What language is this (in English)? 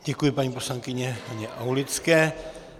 Czech